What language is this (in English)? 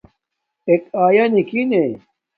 Domaaki